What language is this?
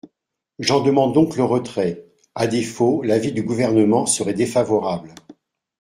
French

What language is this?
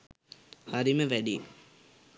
Sinhala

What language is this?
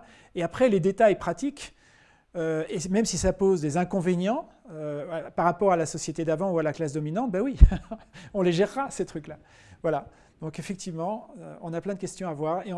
French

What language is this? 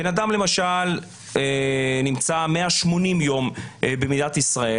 Hebrew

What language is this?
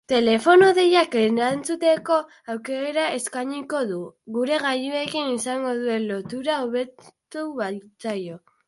Basque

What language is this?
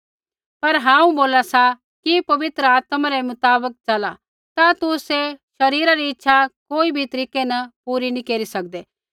Kullu Pahari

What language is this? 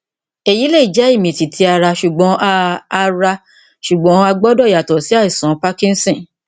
Yoruba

